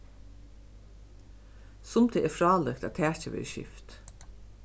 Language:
Faroese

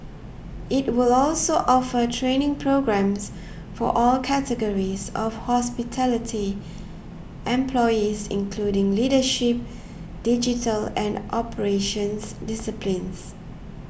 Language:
English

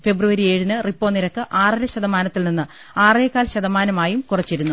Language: Malayalam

